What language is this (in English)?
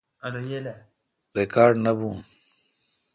Kalkoti